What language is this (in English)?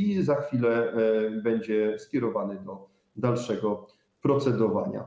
Polish